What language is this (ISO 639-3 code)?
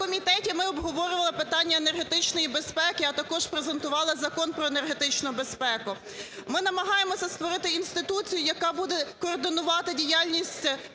ukr